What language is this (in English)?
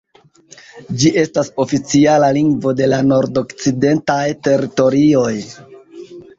Esperanto